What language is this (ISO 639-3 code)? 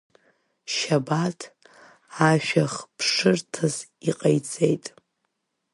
abk